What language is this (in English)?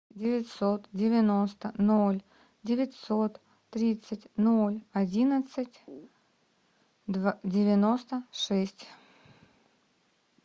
Russian